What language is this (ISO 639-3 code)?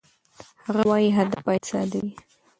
pus